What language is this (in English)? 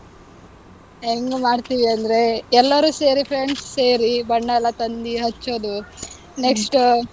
Kannada